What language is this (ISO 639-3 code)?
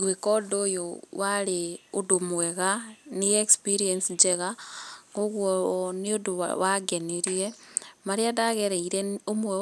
kik